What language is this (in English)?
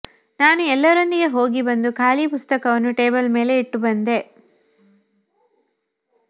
Kannada